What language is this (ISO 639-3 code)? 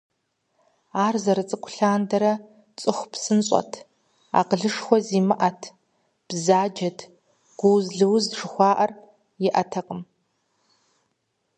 kbd